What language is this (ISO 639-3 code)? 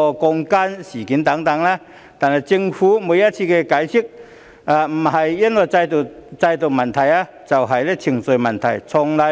yue